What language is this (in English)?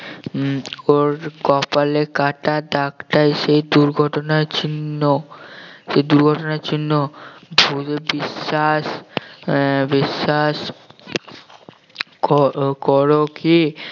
Bangla